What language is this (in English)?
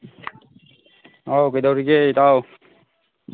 Manipuri